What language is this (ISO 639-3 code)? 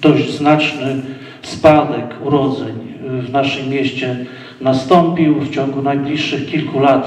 pol